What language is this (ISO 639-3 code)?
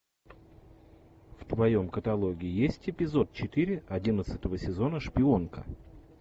rus